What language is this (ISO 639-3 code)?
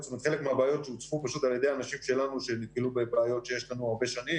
heb